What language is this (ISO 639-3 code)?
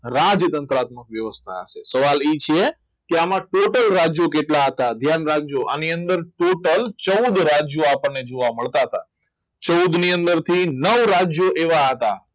guj